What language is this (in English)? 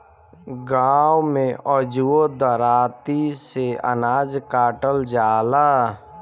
Bhojpuri